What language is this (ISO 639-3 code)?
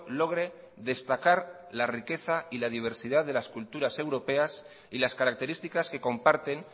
spa